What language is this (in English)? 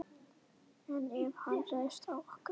Icelandic